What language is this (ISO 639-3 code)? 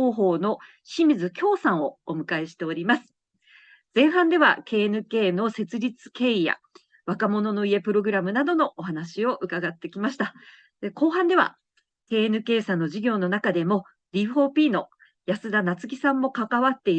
jpn